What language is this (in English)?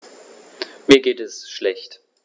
German